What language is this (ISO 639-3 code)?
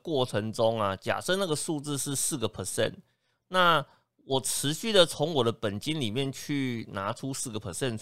zho